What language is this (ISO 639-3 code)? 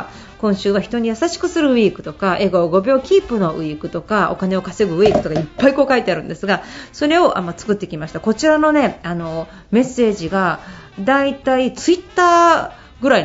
jpn